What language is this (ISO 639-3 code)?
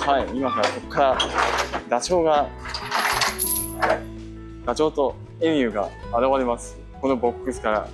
jpn